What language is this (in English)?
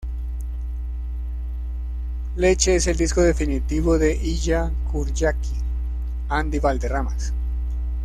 Spanish